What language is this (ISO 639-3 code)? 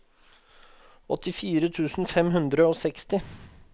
nor